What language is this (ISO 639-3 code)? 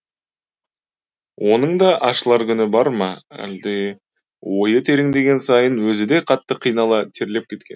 kaz